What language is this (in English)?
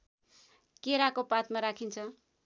Nepali